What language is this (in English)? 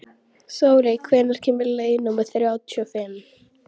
Icelandic